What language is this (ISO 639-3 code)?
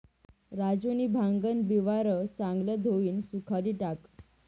mar